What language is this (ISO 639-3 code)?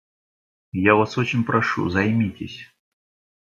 rus